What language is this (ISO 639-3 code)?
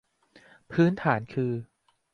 tha